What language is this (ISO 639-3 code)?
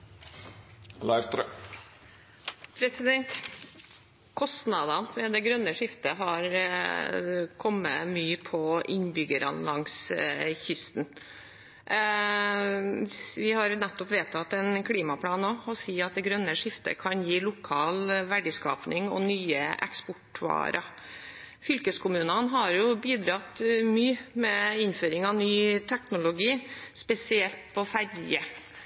nor